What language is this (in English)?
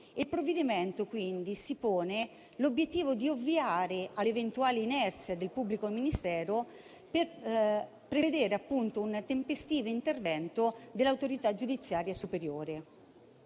Italian